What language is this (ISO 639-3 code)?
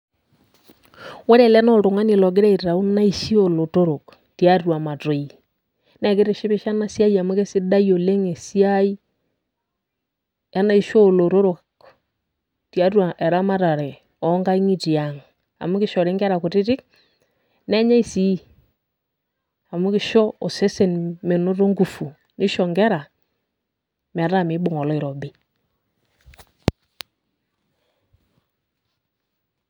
mas